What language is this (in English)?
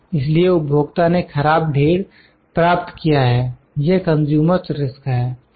Hindi